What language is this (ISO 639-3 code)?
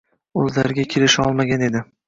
uzb